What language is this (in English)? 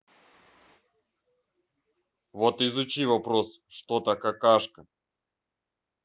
Russian